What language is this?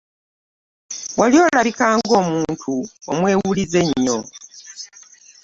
Ganda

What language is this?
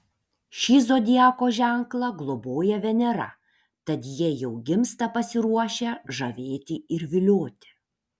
Lithuanian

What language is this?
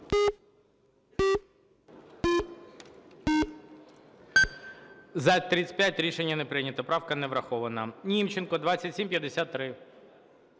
Ukrainian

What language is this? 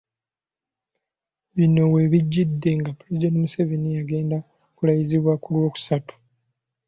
Ganda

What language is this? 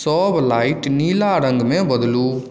Maithili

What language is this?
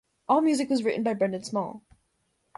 English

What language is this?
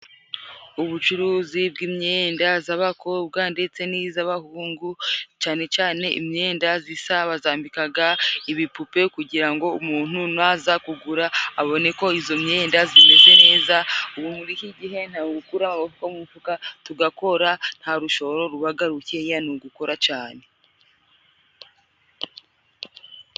Kinyarwanda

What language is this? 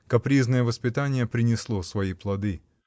Russian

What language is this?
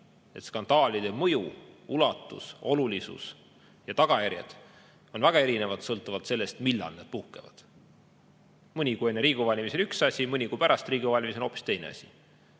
Estonian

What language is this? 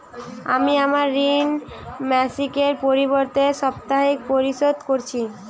Bangla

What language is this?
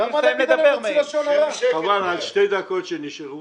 Hebrew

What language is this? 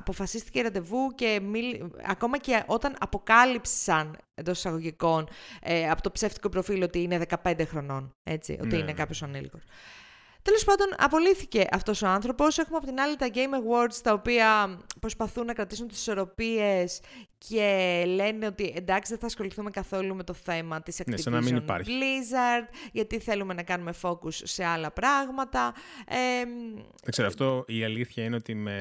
Greek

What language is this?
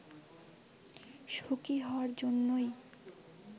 Bangla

